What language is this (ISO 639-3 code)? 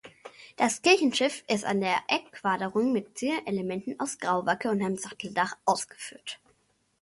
deu